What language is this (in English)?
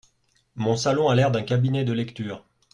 French